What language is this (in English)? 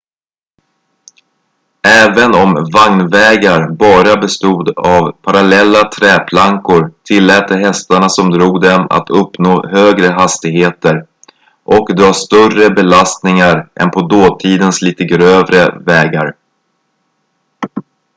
Swedish